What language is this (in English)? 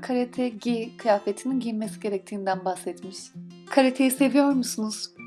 Turkish